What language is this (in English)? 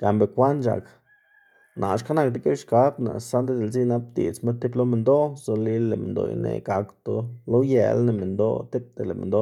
Xanaguía Zapotec